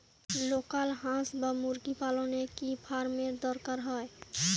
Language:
Bangla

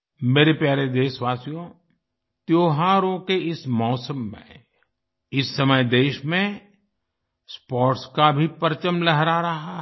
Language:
Hindi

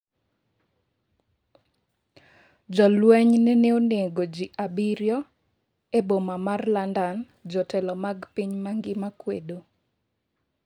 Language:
Luo (Kenya and Tanzania)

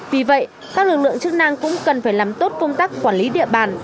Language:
Vietnamese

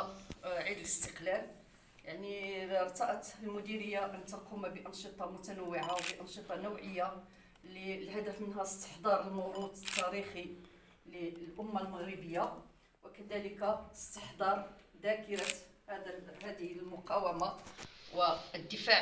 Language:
Arabic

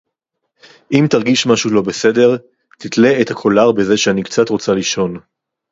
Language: Hebrew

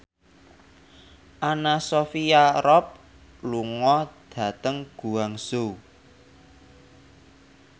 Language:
Javanese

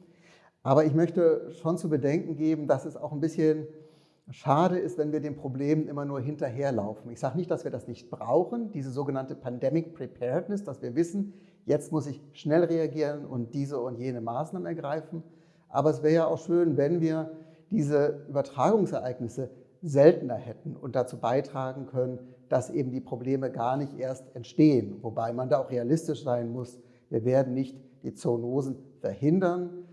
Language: German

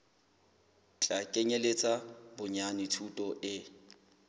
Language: Southern Sotho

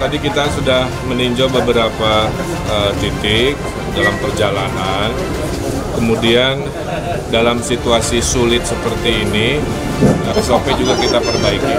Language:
Indonesian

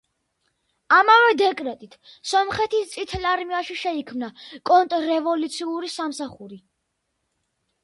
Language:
Georgian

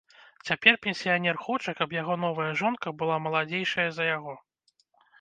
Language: Belarusian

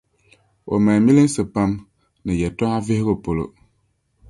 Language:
Dagbani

